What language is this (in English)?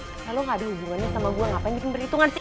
Indonesian